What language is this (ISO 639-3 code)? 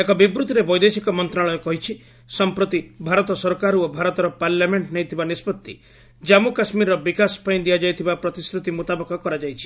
ori